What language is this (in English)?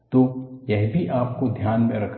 Hindi